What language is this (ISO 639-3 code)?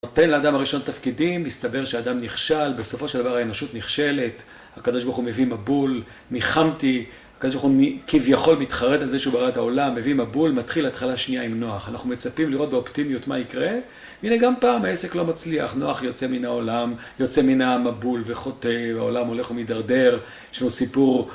heb